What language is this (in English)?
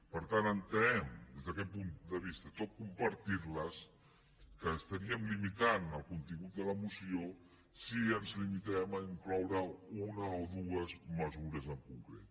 Catalan